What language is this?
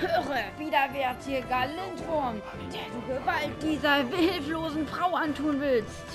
German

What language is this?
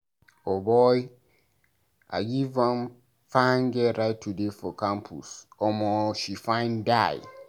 Nigerian Pidgin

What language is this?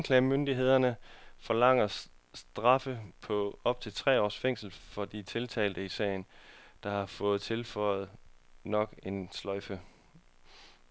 Danish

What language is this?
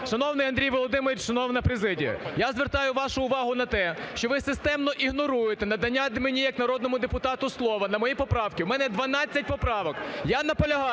Ukrainian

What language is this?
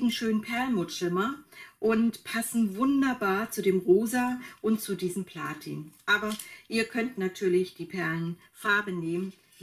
German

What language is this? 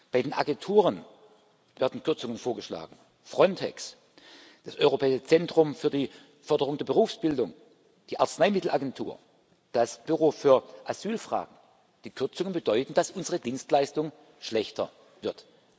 German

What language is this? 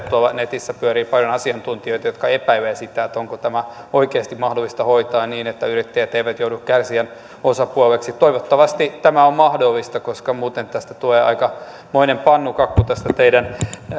Finnish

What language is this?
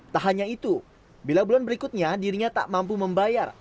Indonesian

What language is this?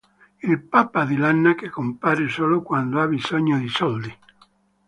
Italian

